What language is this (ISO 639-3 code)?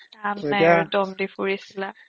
asm